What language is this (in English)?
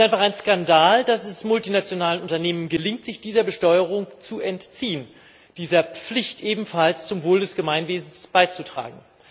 German